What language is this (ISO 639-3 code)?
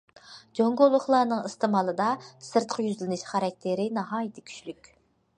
uig